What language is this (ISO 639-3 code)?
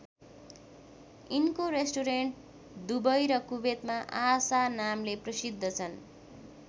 nep